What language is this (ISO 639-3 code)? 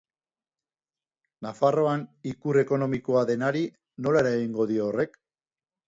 eus